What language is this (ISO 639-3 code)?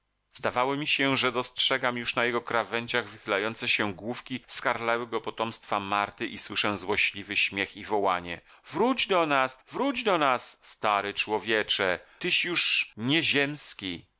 pol